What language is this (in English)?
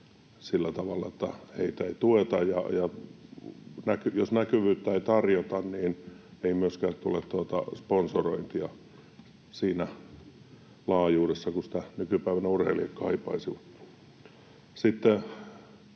Finnish